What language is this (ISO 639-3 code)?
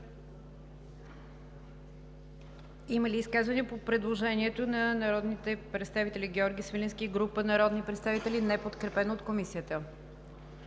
bul